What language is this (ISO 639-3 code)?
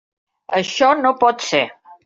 cat